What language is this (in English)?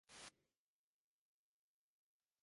Divehi